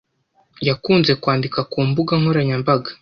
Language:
Kinyarwanda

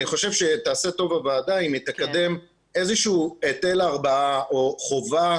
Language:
Hebrew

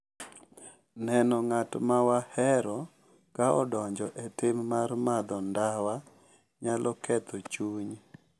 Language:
Luo (Kenya and Tanzania)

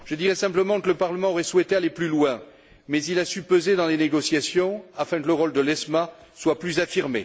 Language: French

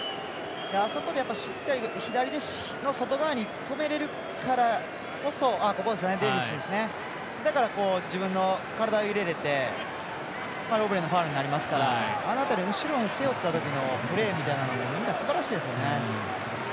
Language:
Japanese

